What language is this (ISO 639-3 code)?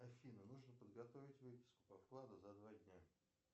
rus